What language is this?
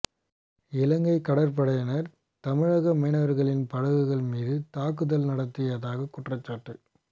Tamil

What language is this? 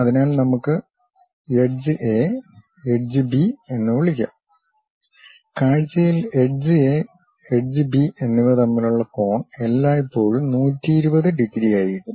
Malayalam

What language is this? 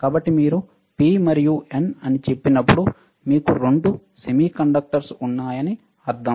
Telugu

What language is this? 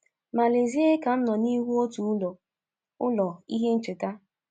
Igbo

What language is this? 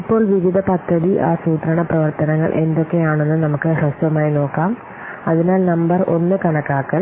Malayalam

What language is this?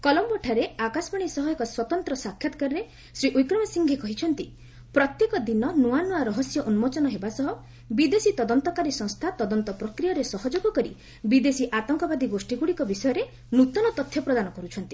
Odia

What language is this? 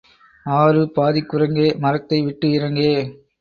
Tamil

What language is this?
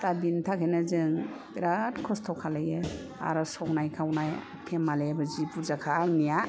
Bodo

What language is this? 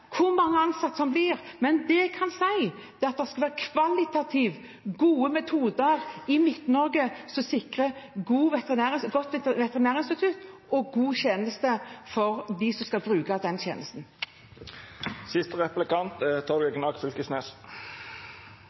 Norwegian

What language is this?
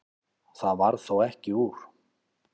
Icelandic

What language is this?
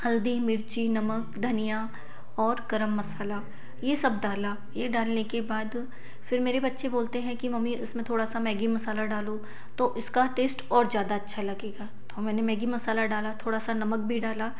Hindi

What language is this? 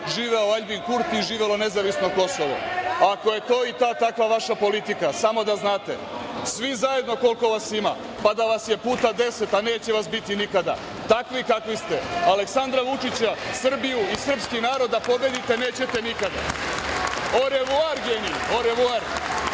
Serbian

